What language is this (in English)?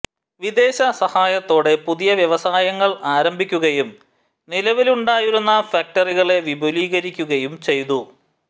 Malayalam